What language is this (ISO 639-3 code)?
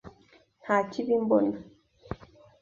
kin